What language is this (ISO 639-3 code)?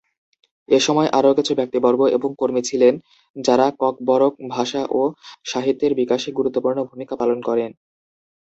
ben